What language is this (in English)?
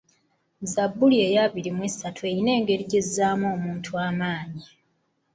Ganda